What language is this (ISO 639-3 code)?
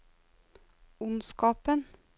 nor